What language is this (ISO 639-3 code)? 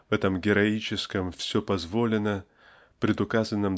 rus